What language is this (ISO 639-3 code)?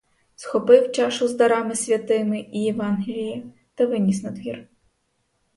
ukr